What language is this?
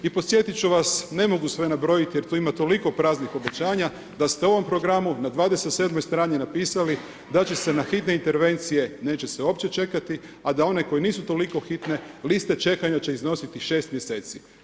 Croatian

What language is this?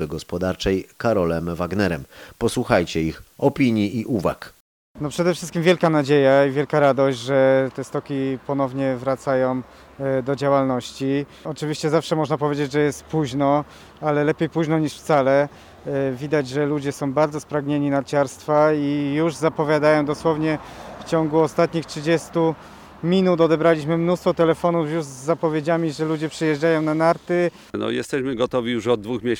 Polish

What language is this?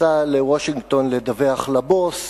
Hebrew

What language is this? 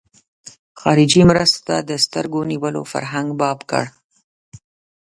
Pashto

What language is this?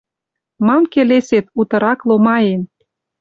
Western Mari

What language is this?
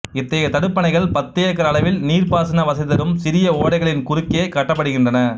Tamil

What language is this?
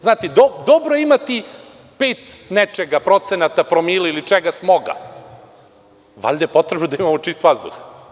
Serbian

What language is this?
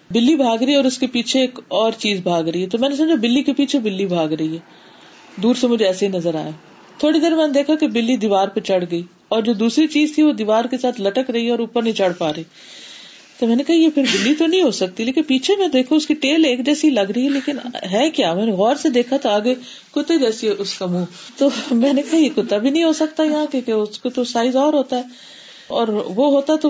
Urdu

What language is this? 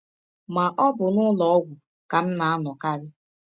Igbo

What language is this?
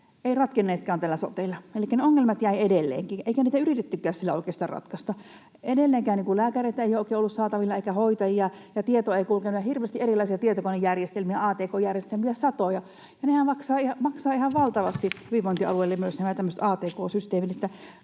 Finnish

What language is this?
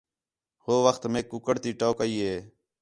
Khetrani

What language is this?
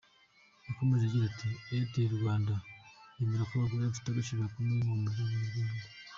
Kinyarwanda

